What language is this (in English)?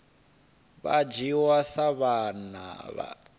Venda